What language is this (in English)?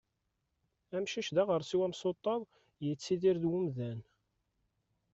Kabyle